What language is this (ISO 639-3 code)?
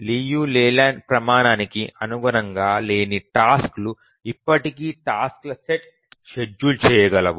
tel